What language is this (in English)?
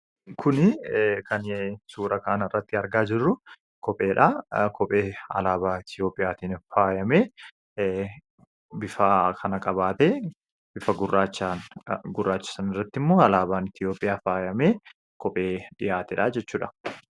Oromo